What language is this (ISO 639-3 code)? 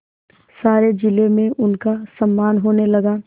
hin